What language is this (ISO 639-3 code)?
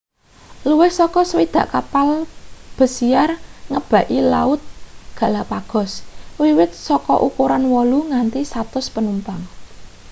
jav